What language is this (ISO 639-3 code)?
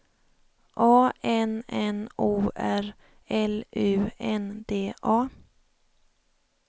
swe